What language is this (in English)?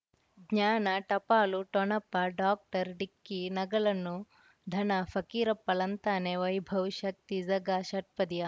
Kannada